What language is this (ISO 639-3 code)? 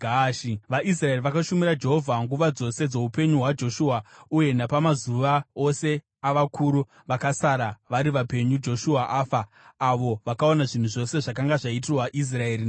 sna